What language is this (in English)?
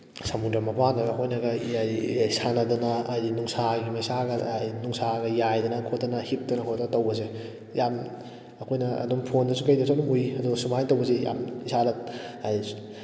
Manipuri